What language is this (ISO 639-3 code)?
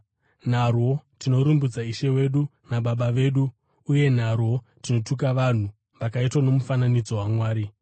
sna